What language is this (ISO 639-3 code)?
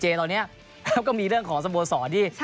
tha